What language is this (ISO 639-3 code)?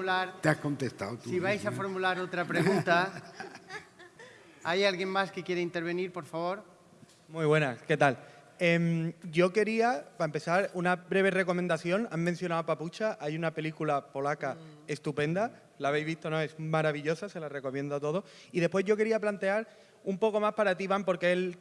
spa